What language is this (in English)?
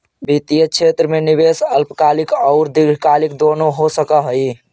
Magahi